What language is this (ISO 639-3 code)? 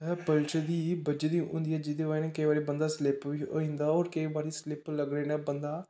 doi